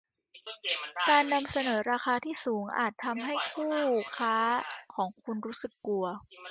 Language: Thai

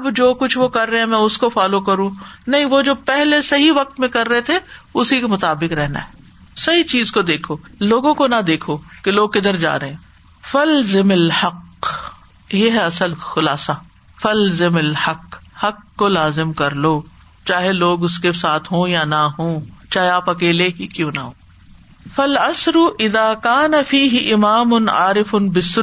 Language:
Urdu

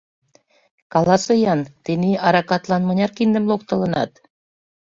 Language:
Mari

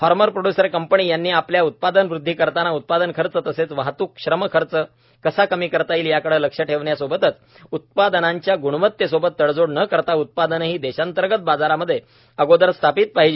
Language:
Marathi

